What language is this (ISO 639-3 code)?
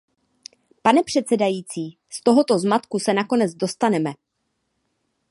ces